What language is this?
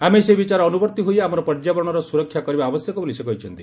Odia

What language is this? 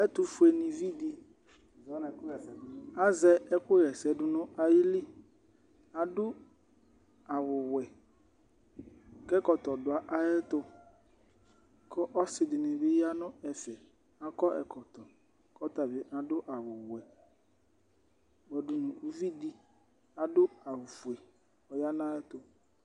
Ikposo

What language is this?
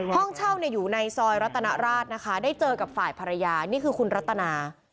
Thai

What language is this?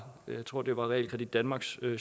Danish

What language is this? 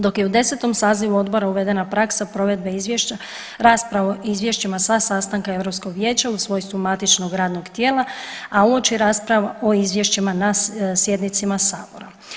Croatian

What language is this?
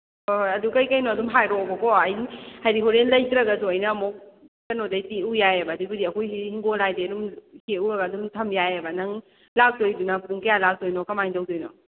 Manipuri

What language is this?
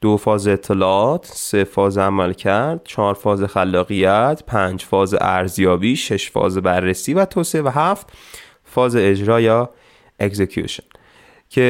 Persian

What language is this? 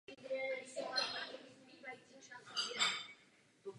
Czech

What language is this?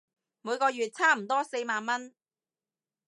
Cantonese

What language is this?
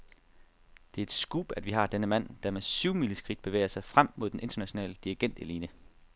Danish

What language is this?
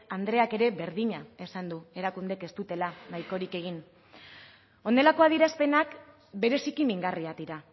Basque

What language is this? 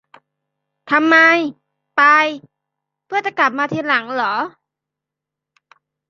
Thai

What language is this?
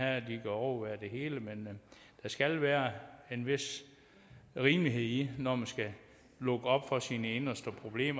Danish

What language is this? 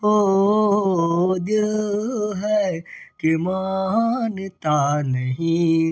Maithili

